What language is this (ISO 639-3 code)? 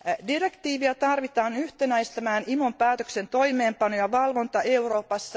fin